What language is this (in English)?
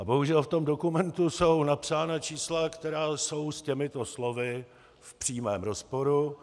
Czech